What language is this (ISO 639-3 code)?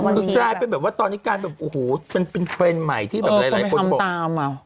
tha